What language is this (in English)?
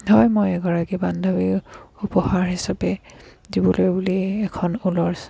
Assamese